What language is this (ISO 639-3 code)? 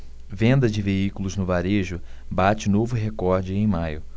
por